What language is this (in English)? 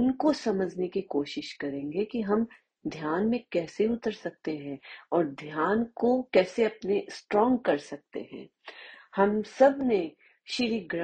Hindi